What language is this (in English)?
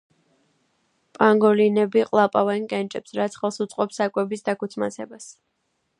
Georgian